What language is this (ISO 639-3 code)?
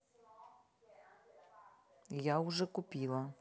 rus